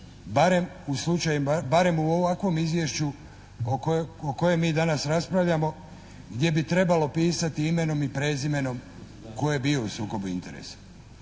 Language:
Croatian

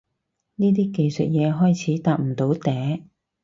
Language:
Cantonese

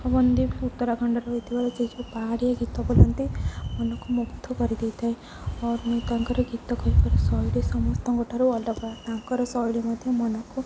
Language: Odia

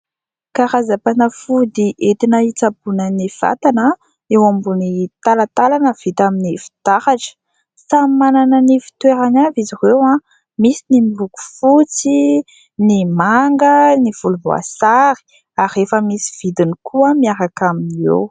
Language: Malagasy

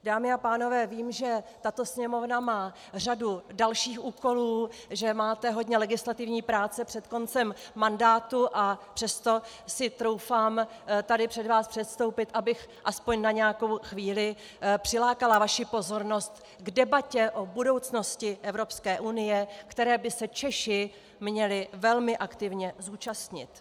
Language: Czech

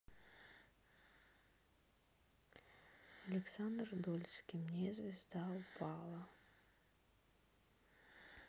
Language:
Russian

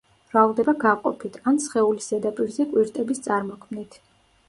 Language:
Georgian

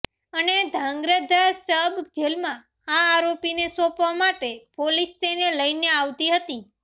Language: Gujarati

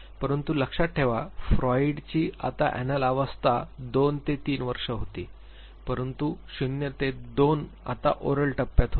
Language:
Marathi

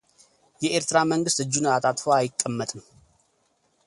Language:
Amharic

